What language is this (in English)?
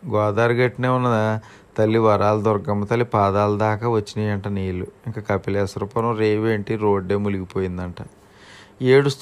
Telugu